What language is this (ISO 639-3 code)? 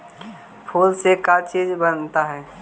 mag